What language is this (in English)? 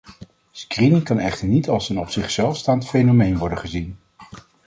Dutch